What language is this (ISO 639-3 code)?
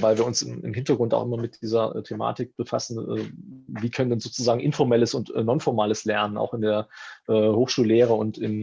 deu